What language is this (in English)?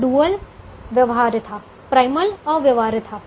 Hindi